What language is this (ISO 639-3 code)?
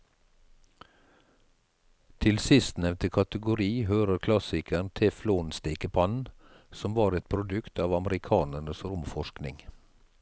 nor